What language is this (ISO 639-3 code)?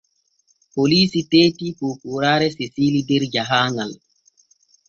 fue